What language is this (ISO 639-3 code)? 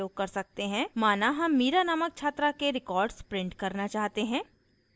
hin